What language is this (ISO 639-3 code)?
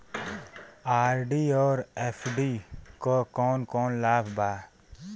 bho